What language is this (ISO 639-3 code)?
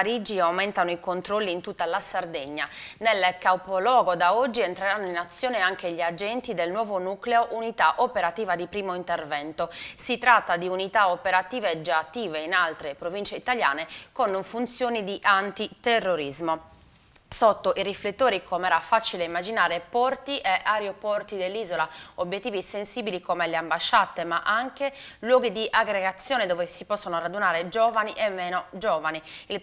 ita